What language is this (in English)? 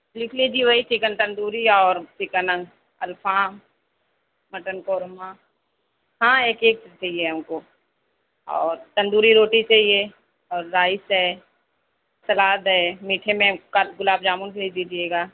Urdu